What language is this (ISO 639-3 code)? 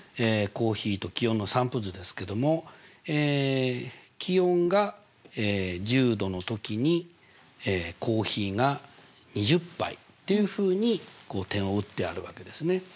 jpn